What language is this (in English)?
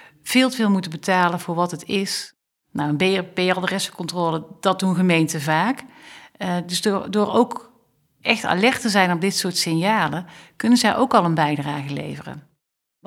Dutch